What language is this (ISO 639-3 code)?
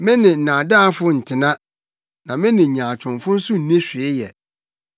aka